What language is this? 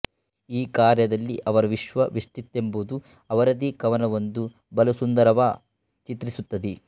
Kannada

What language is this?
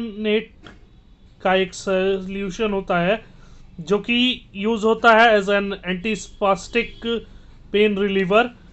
Hindi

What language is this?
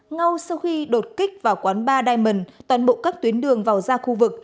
Vietnamese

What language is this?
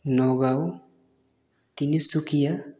Assamese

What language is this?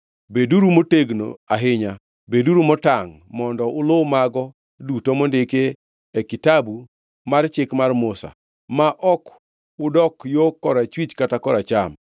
Luo (Kenya and Tanzania)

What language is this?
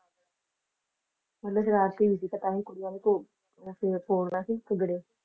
Punjabi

